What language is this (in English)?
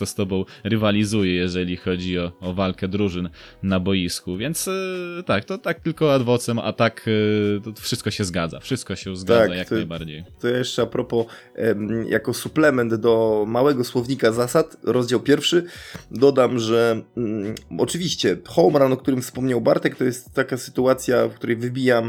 Polish